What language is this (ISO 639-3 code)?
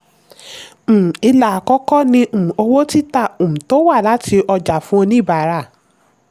yor